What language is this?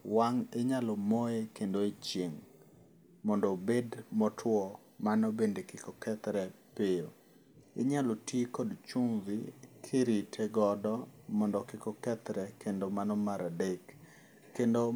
Luo (Kenya and Tanzania)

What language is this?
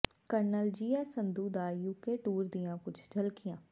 Punjabi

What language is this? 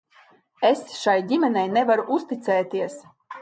Latvian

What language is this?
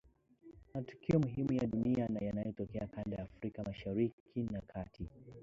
Swahili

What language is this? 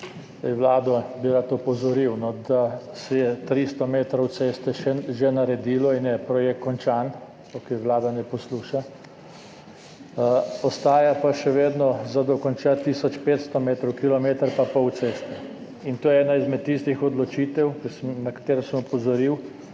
Slovenian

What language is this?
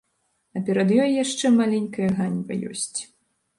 Belarusian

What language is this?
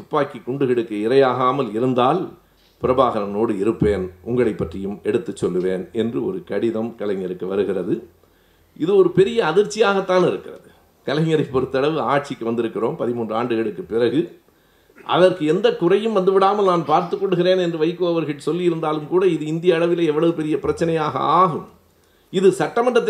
Tamil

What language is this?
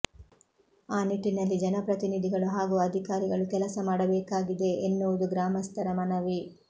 Kannada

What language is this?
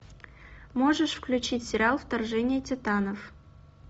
Russian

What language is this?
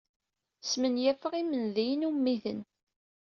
Kabyle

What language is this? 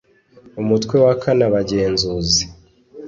Kinyarwanda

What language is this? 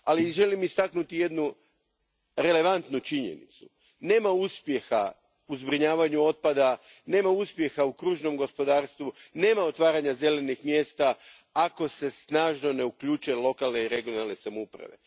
Croatian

